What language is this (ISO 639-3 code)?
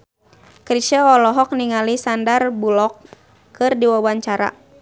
sun